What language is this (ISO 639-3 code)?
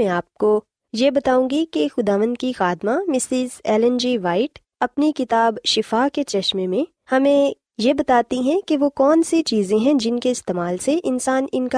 urd